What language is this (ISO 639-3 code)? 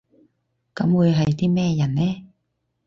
yue